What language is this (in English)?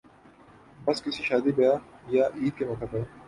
Urdu